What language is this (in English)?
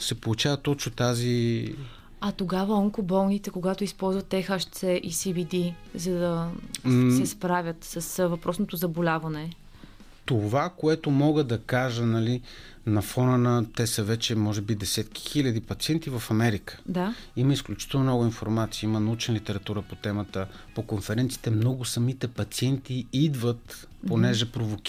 Bulgarian